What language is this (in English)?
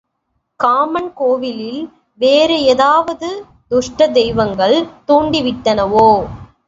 Tamil